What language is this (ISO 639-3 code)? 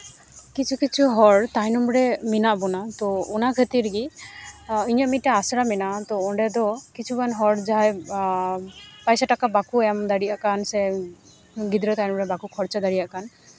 sat